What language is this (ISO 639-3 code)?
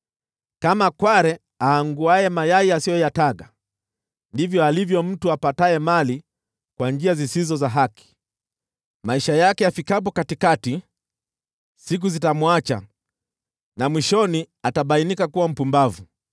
swa